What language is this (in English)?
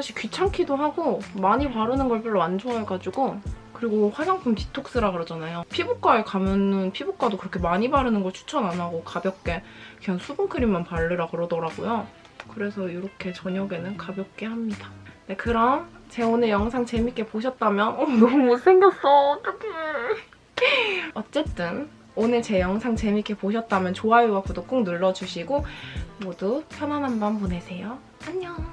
Korean